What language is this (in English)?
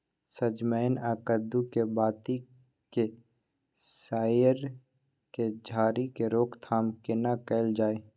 Maithili